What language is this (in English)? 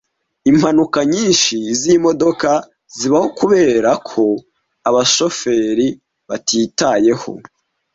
Kinyarwanda